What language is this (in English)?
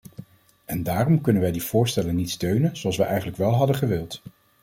Dutch